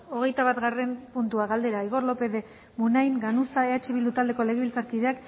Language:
Basque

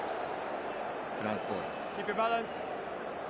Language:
Japanese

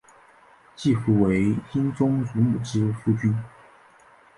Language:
Chinese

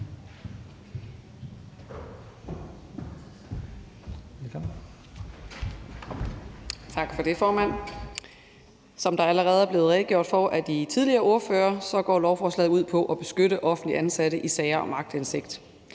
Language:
Danish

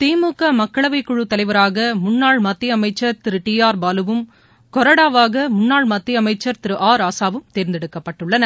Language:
Tamil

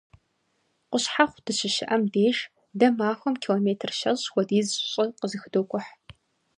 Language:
Kabardian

